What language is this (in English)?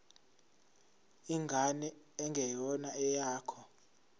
Zulu